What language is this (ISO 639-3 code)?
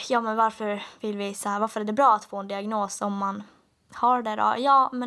swe